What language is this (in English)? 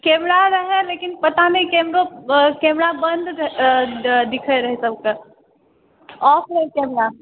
Maithili